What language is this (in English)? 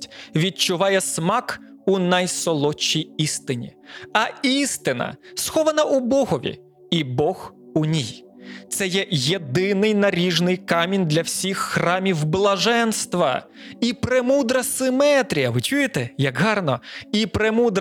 Ukrainian